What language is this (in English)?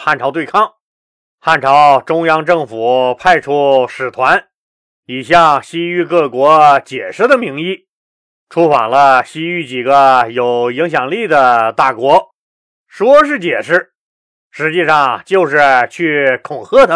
Chinese